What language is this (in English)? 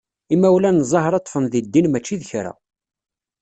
Kabyle